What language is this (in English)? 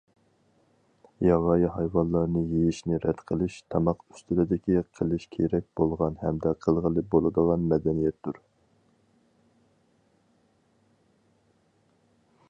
Uyghur